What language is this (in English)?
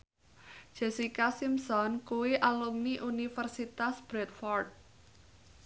Javanese